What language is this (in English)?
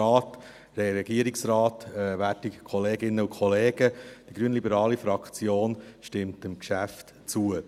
Swiss German